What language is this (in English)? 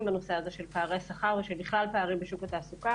Hebrew